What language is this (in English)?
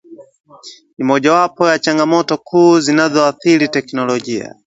Swahili